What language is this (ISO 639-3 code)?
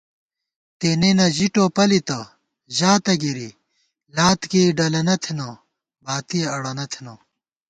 gwt